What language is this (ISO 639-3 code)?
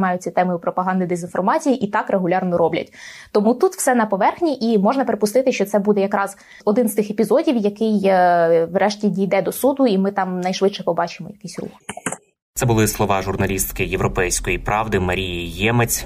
ukr